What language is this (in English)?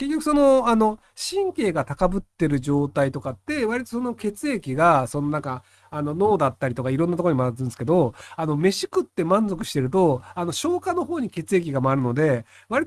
Japanese